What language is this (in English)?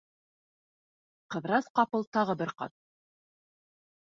Bashkir